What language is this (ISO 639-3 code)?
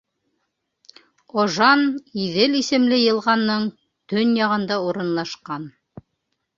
bak